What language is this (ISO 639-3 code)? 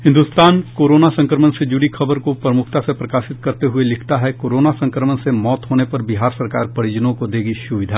hin